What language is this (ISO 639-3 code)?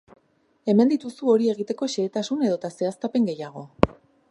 eus